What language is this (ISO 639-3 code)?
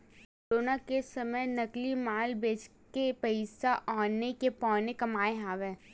hne